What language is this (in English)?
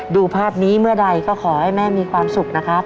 Thai